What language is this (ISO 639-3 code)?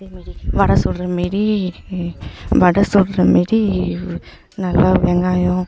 tam